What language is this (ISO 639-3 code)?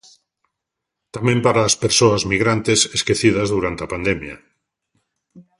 glg